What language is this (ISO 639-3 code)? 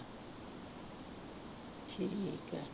pan